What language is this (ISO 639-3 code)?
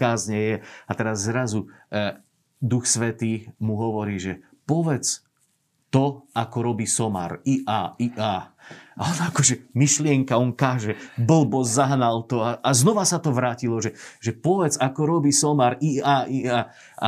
slk